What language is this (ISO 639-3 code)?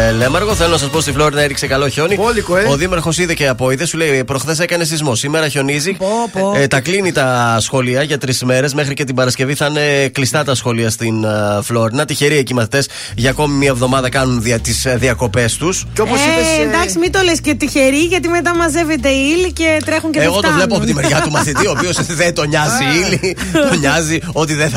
ell